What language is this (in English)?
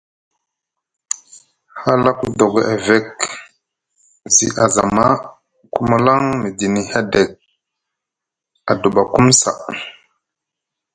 Musgu